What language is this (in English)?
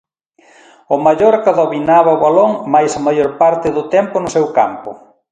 Galician